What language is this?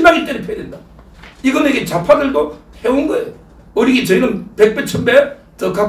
Korean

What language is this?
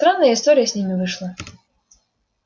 Russian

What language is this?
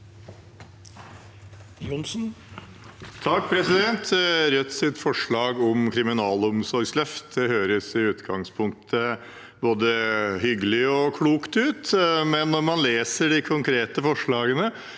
Norwegian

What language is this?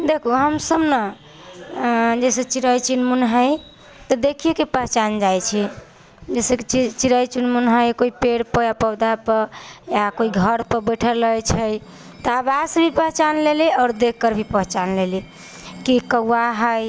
Maithili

